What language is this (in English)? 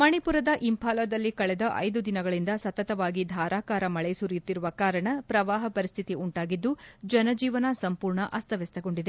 Kannada